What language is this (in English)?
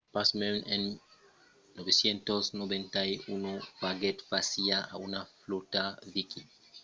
Occitan